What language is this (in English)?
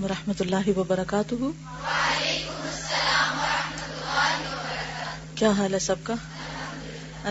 Urdu